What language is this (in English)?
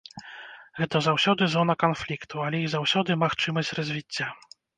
Belarusian